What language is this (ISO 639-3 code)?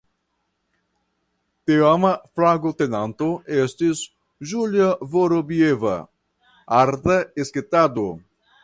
epo